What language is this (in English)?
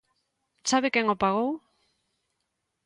Galician